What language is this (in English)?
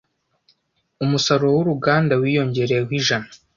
Kinyarwanda